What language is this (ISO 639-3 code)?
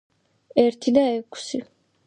kat